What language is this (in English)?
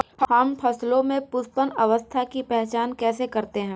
Hindi